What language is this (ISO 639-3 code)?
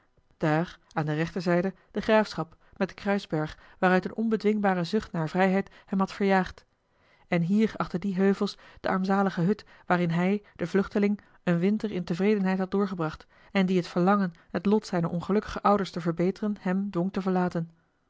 nld